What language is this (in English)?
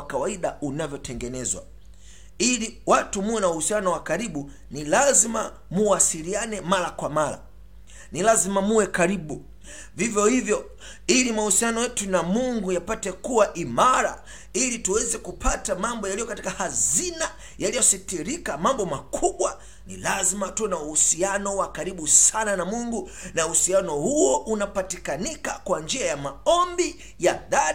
Swahili